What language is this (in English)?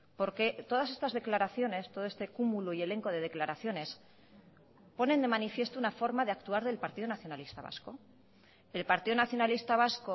Spanish